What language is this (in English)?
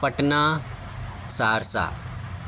Urdu